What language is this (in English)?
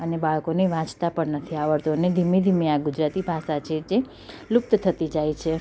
Gujarati